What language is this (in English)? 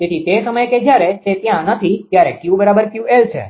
Gujarati